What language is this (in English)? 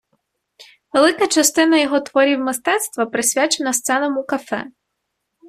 Ukrainian